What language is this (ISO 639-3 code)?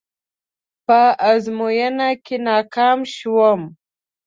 pus